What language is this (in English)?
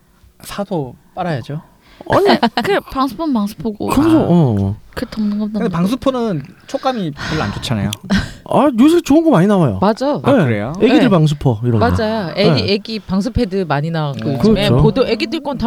Korean